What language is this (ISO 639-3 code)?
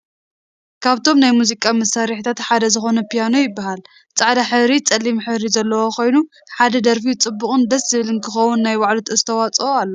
tir